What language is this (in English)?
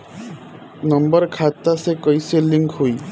Bhojpuri